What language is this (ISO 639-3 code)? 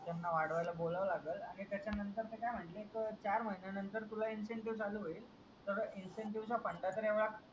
mar